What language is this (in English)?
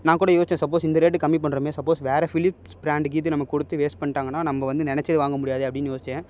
Tamil